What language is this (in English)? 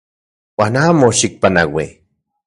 Central Puebla Nahuatl